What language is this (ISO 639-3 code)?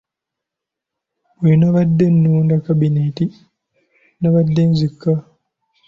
lug